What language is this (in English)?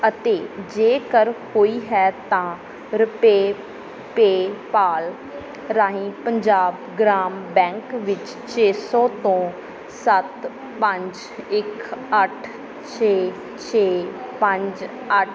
Punjabi